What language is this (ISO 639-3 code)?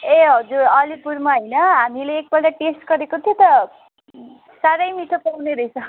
nep